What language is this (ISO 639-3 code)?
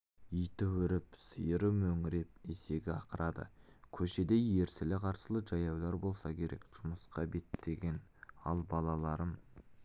kaz